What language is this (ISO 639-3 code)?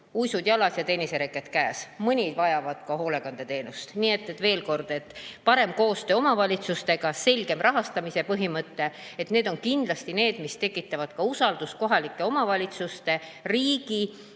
est